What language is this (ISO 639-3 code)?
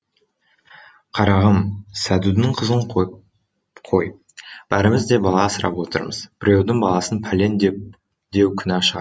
kaz